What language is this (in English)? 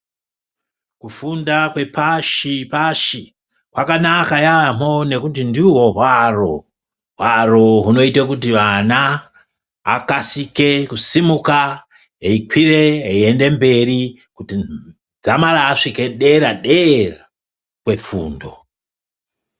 Ndau